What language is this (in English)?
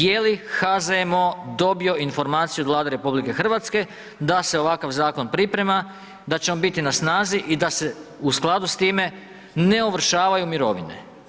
Croatian